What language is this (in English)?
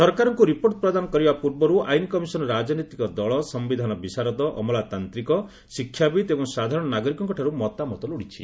Odia